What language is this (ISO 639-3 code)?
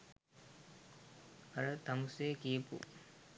sin